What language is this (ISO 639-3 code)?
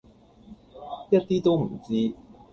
yue